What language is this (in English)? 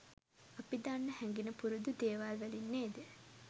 Sinhala